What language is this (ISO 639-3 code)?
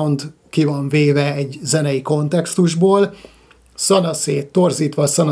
hun